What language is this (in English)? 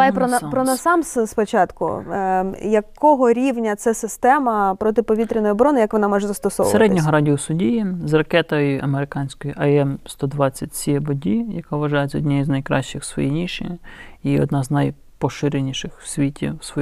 Ukrainian